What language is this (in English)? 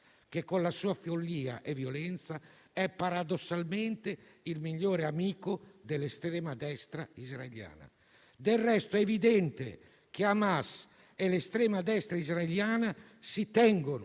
Italian